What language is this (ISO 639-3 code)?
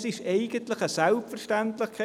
gsw